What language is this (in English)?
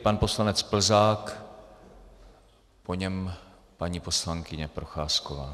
Czech